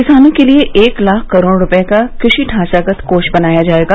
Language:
Hindi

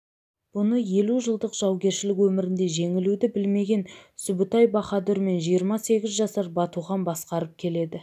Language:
Kazakh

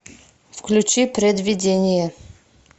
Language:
Russian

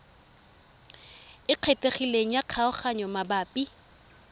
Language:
Tswana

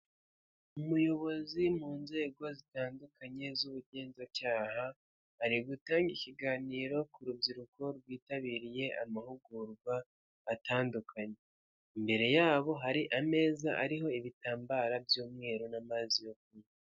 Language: Kinyarwanda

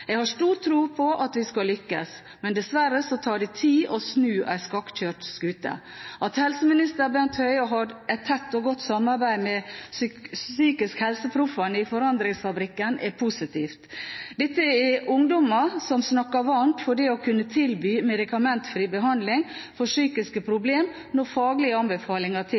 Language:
Norwegian Bokmål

